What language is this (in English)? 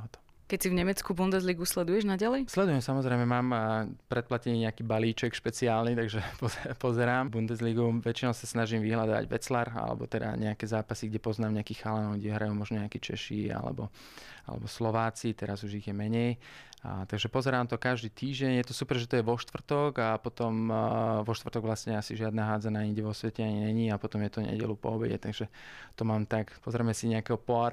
Slovak